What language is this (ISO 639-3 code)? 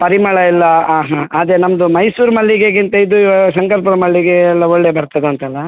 kan